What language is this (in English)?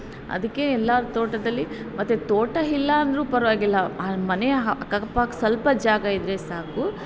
Kannada